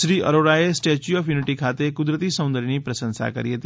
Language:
Gujarati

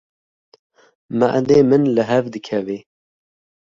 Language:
Kurdish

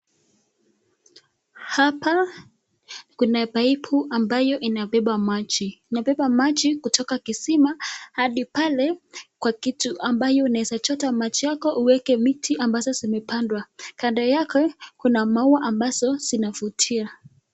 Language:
Swahili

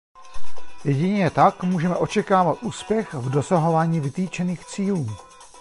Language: Czech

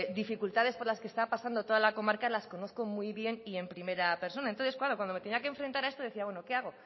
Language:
Spanish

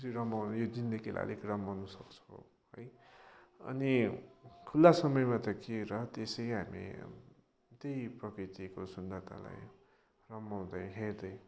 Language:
Nepali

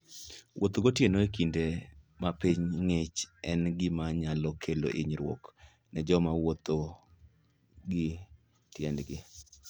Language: Luo (Kenya and Tanzania)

